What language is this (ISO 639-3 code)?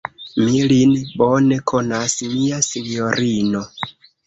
epo